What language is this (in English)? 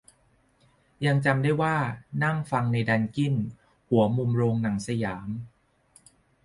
Thai